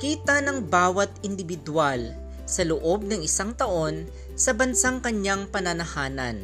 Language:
Filipino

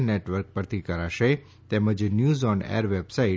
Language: Gujarati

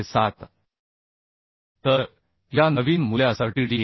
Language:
Marathi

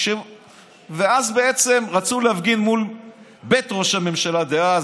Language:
Hebrew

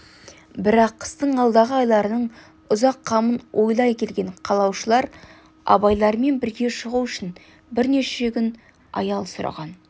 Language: Kazakh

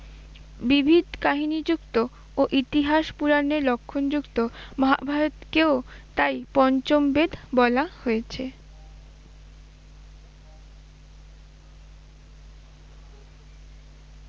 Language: Bangla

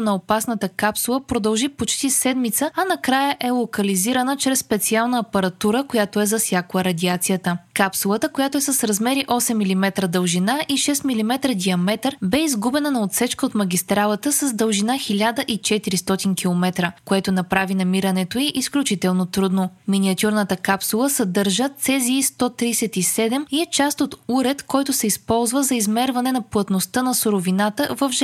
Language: Bulgarian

